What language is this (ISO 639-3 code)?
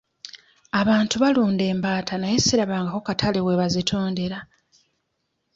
lug